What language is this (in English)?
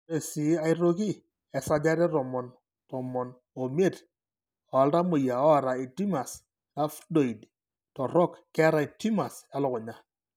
Masai